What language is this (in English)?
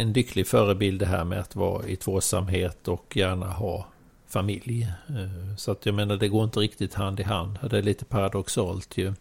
Swedish